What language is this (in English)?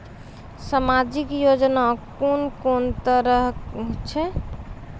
Maithili